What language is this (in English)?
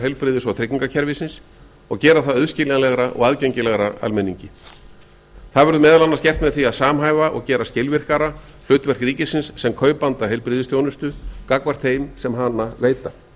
Icelandic